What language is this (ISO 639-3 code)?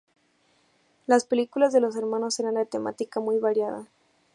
spa